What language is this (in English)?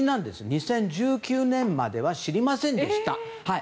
Japanese